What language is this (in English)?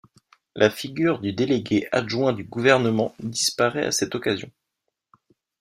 French